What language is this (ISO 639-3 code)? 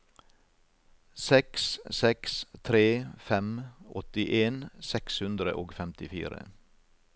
nor